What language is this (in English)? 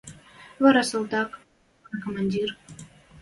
Western Mari